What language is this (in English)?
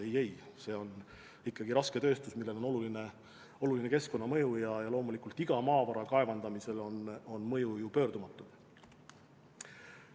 Estonian